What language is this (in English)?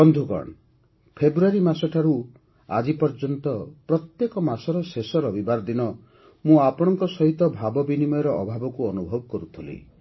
Odia